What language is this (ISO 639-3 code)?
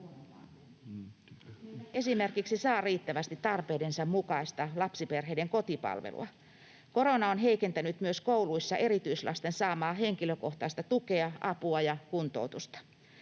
fin